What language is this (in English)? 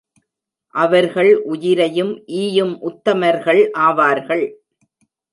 Tamil